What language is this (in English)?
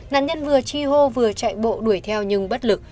Vietnamese